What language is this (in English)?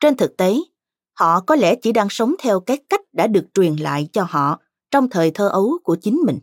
Vietnamese